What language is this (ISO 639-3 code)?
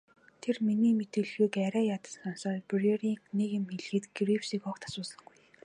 mon